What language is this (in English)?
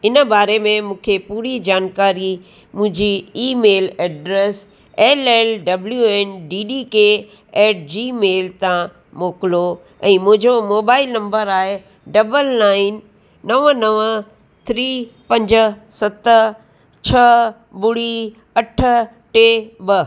Sindhi